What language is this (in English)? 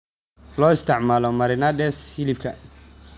Somali